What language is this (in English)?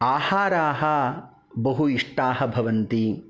Sanskrit